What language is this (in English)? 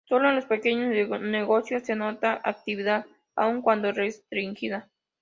Spanish